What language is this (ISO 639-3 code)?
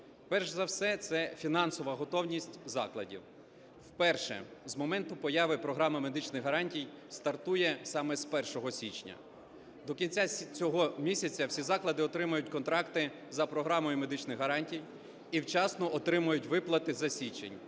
ukr